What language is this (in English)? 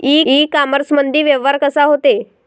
Marathi